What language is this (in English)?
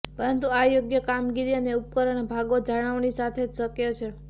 Gujarati